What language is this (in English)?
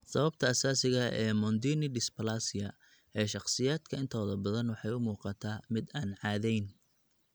Somali